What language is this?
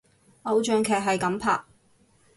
Cantonese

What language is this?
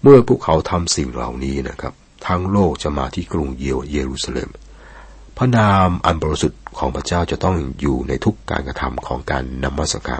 Thai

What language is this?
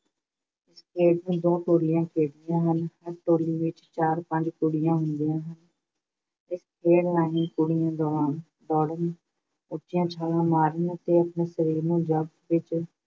Punjabi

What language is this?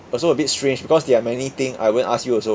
English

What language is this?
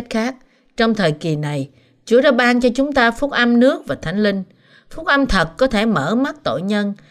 Vietnamese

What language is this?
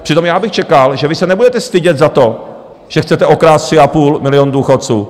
Czech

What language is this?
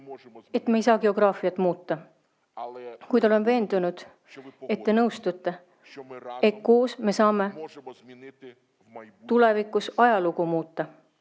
Estonian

